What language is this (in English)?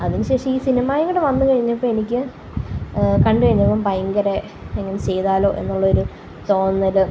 Malayalam